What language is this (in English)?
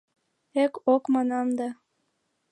Mari